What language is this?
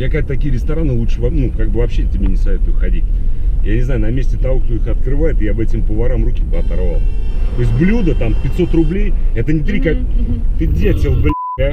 Russian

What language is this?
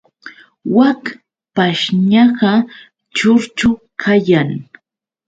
Yauyos Quechua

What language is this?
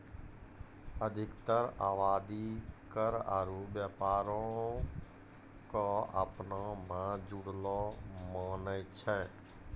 Maithili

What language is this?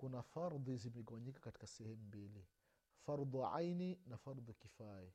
Swahili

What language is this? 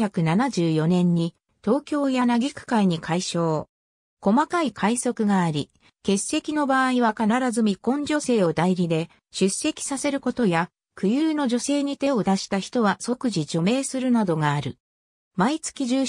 Japanese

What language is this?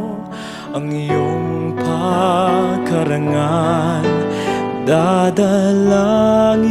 Thai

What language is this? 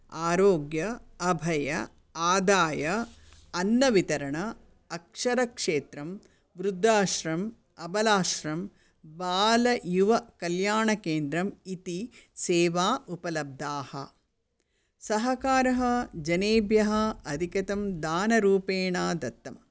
Sanskrit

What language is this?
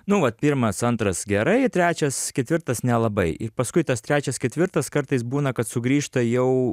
Lithuanian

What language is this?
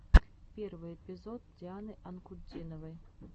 Russian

